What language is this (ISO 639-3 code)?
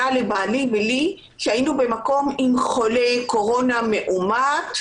heb